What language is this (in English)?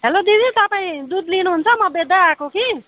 Nepali